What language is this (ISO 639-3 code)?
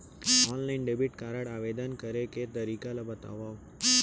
hne